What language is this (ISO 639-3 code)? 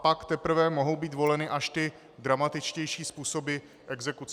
ces